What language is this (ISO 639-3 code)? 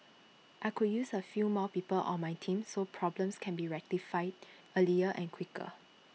eng